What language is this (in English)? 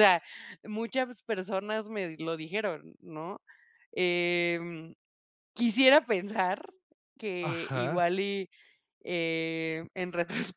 Spanish